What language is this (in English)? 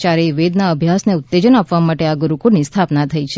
Gujarati